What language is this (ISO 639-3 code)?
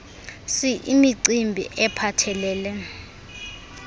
xho